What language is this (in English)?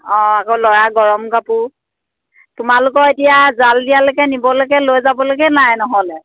Assamese